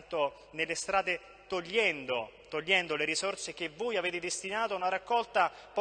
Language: Italian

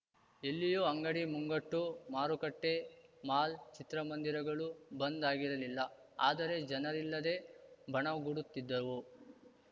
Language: Kannada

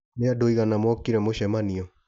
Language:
Kikuyu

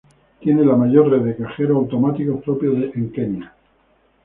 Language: Spanish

